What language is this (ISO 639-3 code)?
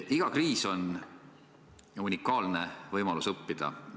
est